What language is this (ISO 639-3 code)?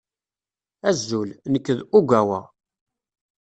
kab